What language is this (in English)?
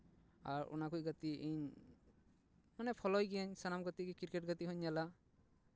Santali